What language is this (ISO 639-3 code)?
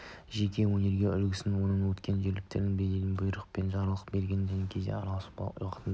kaz